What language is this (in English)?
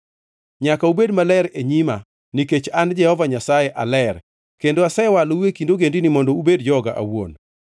Luo (Kenya and Tanzania)